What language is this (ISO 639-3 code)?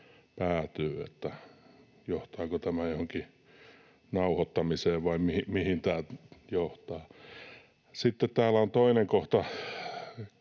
fin